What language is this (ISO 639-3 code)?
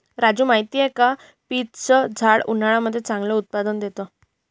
mar